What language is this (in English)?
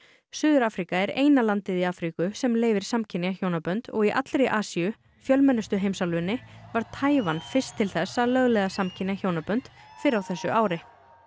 Icelandic